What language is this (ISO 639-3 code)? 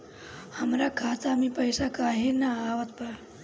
bho